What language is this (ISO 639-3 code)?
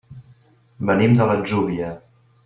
cat